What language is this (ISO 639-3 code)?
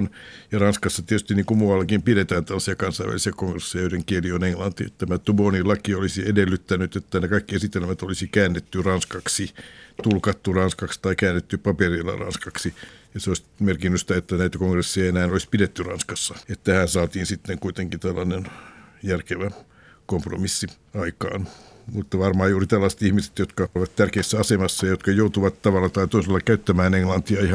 fin